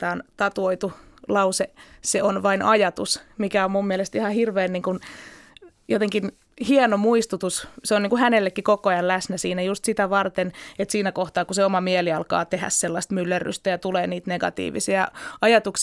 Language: Finnish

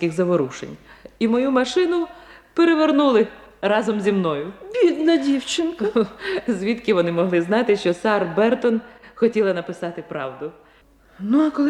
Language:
Ukrainian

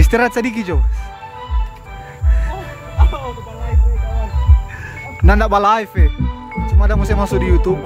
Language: Indonesian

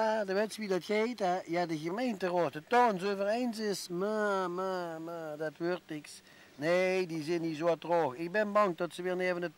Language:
Dutch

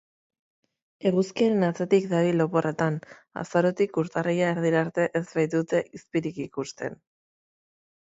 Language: Basque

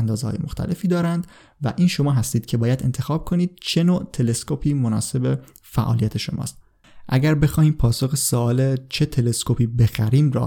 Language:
Persian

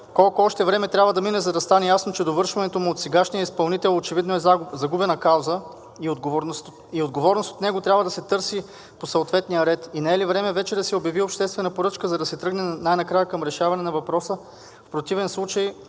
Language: Bulgarian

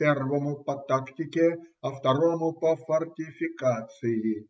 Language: Russian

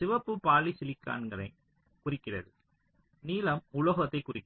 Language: Tamil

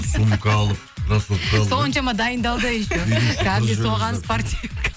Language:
Kazakh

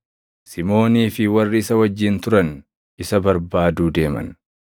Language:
Oromo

